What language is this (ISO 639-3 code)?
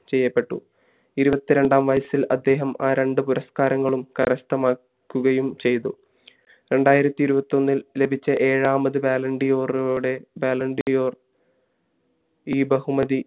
mal